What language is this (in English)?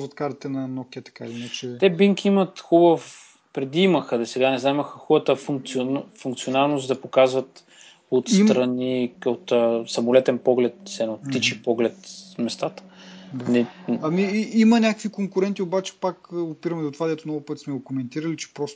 Bulgarian